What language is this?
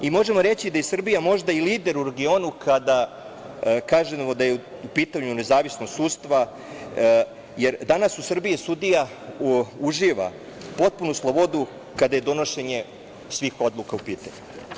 Serbian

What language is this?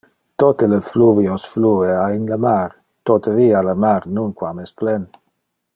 Interlingua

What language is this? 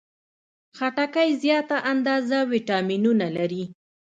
Pashto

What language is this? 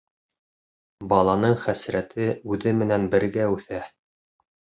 Bashkir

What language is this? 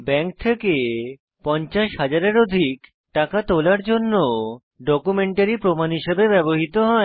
Bangla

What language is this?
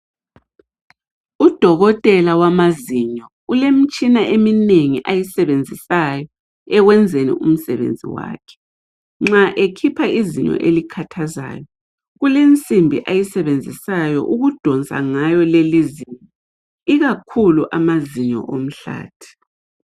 North Ndebele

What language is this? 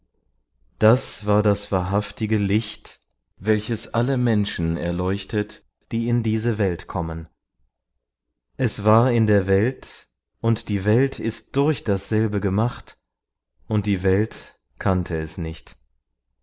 German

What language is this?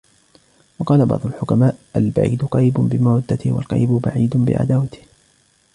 Arabic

